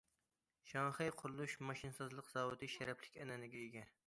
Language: Uyghur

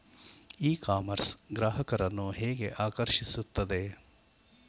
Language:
Kannada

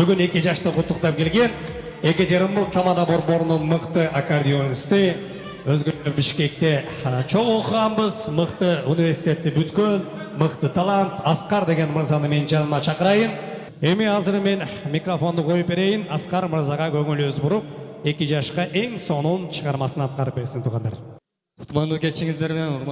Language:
Turkish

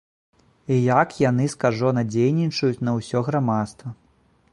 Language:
Belarusian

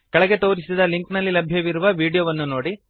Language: Kannada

